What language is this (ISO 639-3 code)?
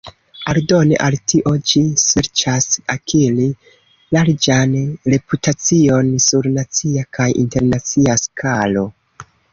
epo